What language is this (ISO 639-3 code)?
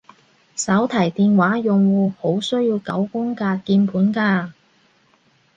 yue